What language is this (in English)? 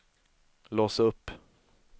Swedish